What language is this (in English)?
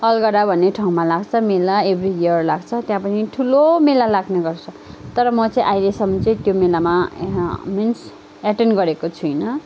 Nepali